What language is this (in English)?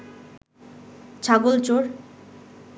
Bangla